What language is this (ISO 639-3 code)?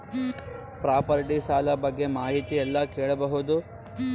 kan